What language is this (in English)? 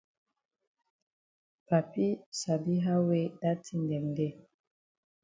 Cameroon Pidgin